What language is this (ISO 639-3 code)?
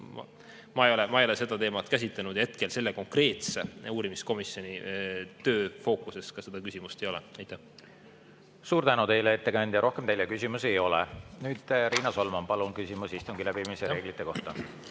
est